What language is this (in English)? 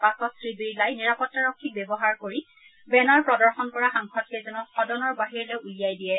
Assamese